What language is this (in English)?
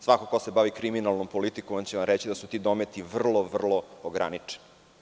Serbian